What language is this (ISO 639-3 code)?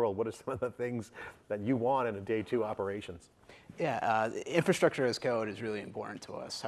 eng